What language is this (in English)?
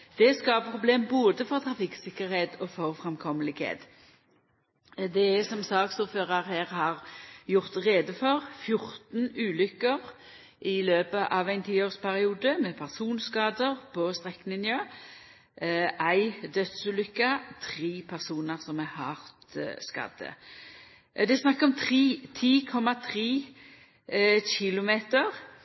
Norwegian Nynorsk